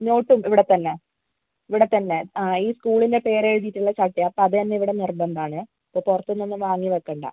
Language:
Malayalam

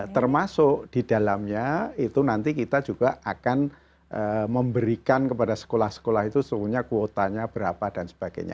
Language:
Indonesian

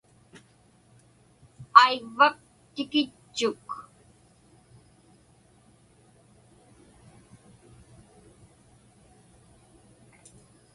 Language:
Inupiaq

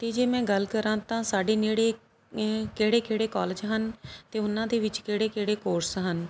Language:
Punjabi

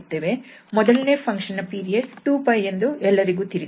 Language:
Kannada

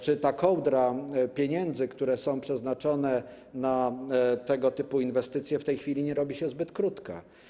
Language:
Polish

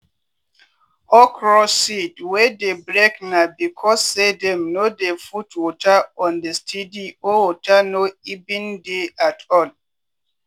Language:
Nigerian Pidgin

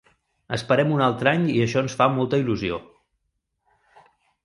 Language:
Catalan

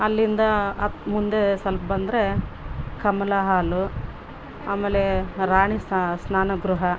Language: Kannada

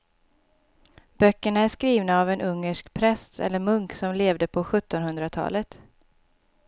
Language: Swedish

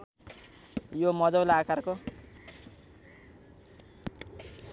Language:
Nepali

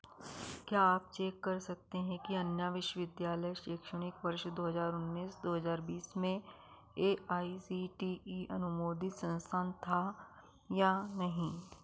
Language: Hindi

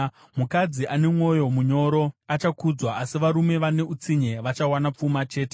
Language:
Shona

